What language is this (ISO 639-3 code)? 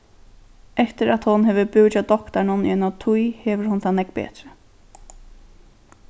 fao